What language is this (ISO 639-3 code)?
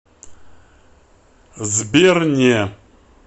rus